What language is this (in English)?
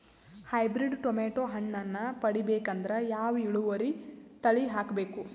Kannada